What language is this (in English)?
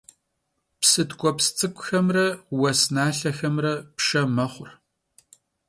Kabardian